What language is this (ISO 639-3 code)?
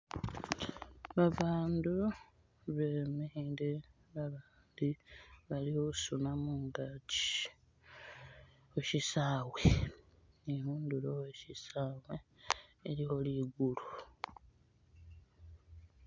myx